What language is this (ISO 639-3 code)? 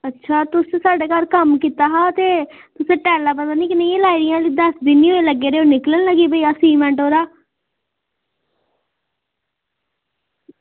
doi